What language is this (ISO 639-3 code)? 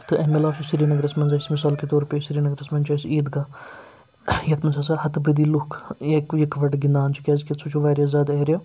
kas